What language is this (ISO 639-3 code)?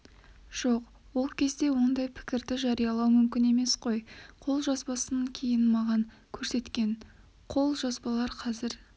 kaz